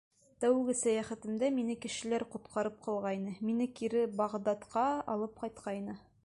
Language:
Bashkir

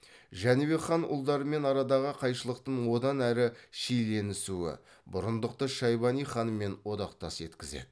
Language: Kazakh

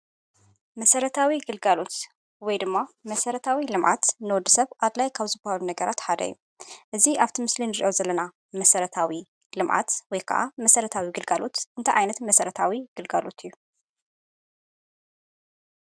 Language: Tigrinya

